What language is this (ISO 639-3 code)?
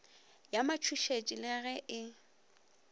nso